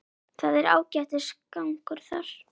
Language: Icelandic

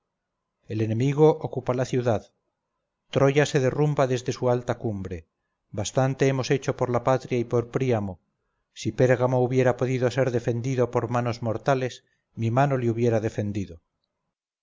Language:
Spanish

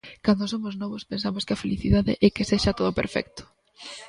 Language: Galician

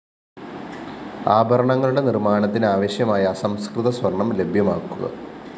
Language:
Malayalam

